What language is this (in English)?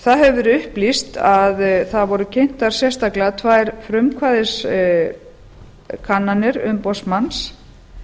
Icelandic